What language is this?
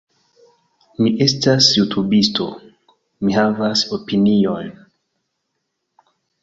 Esperanto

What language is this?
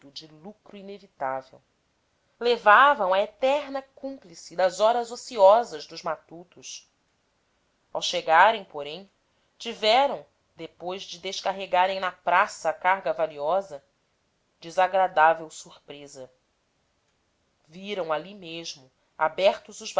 Portuguese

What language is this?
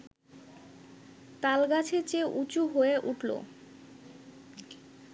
Bangla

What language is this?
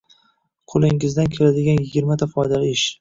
Uzbek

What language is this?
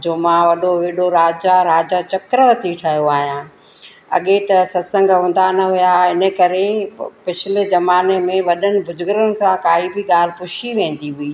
Sindhi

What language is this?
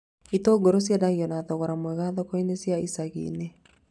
Kikuyu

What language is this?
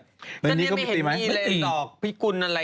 Thai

